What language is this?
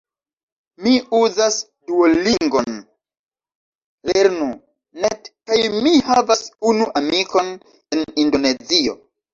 Esperanto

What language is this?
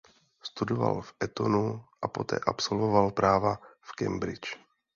Czech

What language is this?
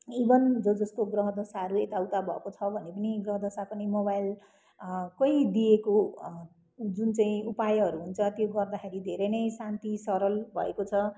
Nepali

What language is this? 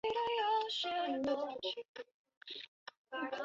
Chinese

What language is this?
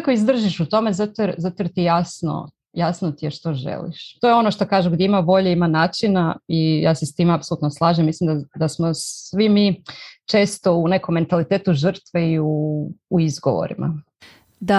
Croatian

